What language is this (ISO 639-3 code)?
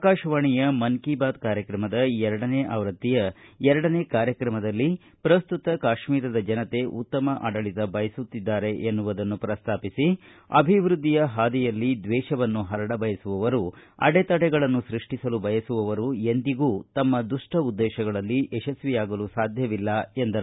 kan